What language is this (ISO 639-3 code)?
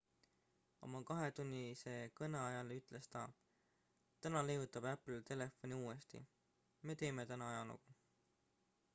est